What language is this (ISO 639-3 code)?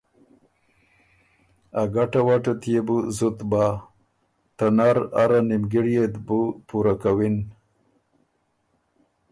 oru